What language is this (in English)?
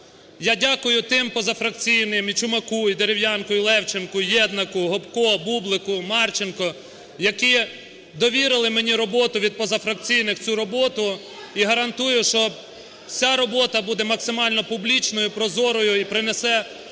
Ukrainian